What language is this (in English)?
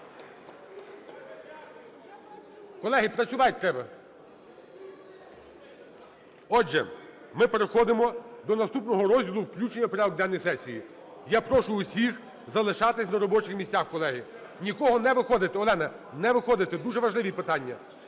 Ukrainian